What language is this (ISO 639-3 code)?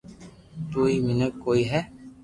lrk